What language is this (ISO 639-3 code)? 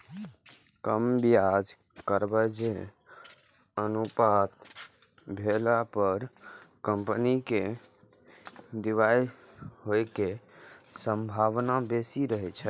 mai